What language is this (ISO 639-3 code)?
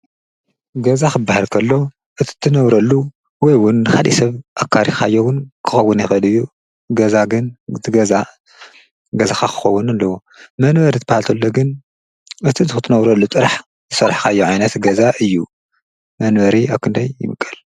tir